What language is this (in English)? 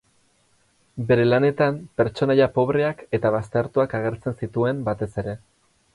Basque